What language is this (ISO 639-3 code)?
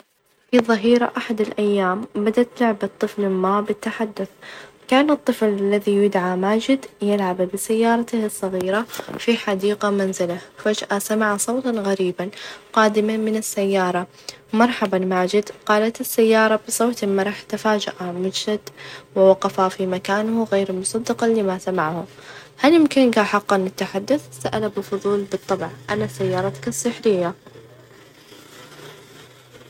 ars